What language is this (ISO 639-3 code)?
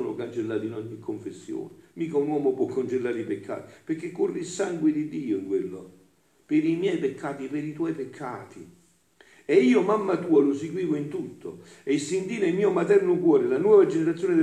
ita